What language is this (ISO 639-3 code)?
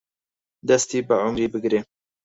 ckb